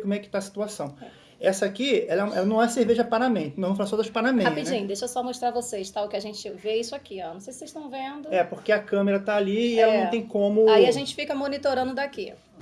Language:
Portuguese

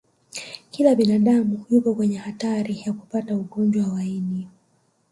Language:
Swahili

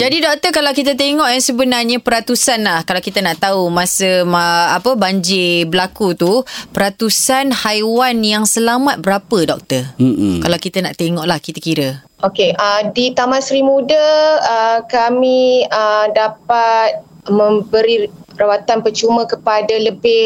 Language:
Malay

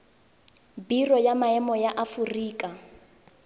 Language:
Tswana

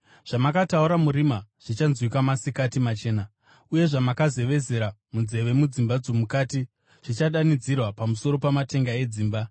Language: Shona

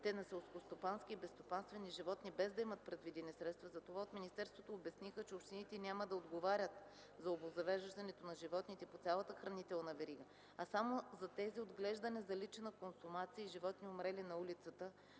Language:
Bulgarian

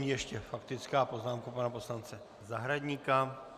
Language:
Czech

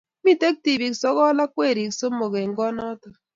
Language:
Kalenjin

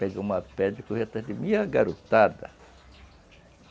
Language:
Portuguese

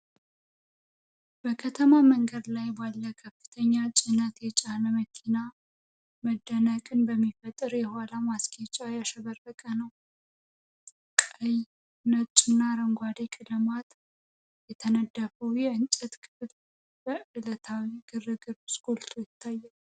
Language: Amharic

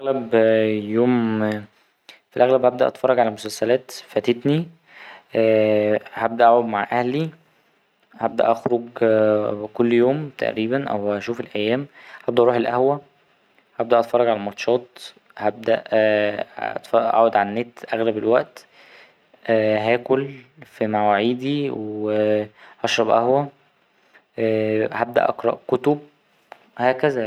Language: Egyptian Arabic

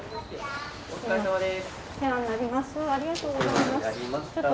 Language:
Japanese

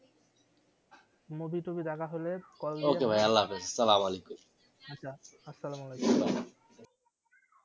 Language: Bangla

